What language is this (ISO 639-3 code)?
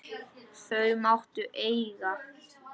isl